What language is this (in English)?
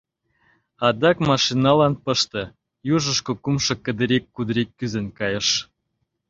Mari